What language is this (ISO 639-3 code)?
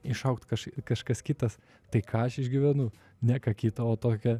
lit